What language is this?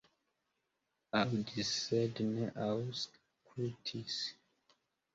Esperanto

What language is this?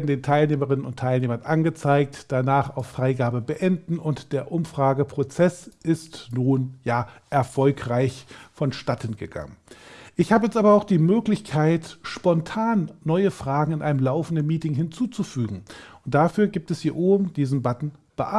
German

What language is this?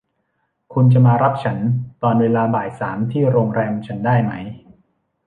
Thai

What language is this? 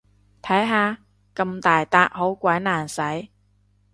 Cantonese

